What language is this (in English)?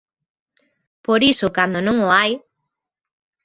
Galician